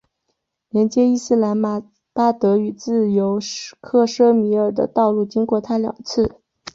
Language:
Chinese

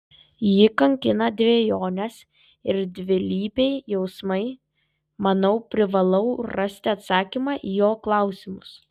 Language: Lithuanian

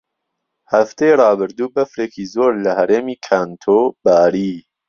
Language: Central Kurdish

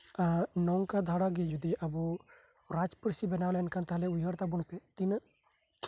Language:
Santali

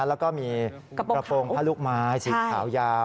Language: Thai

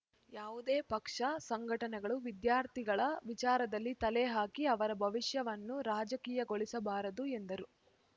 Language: Kannada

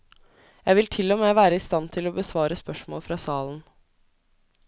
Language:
Norwegian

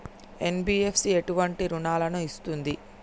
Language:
Telugu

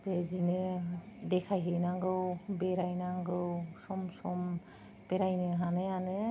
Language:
Bodo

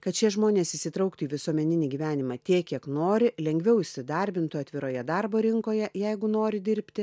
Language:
Lithuanian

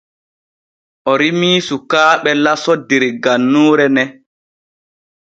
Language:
Borgu Fulfulde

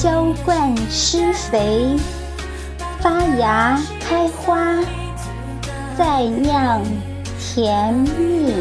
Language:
Chinese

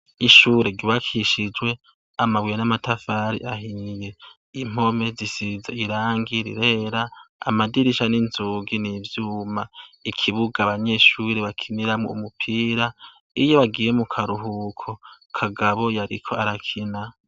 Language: Rundi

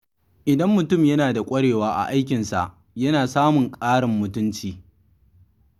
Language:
Hausa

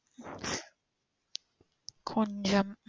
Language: Tamil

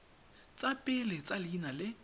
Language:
Tswana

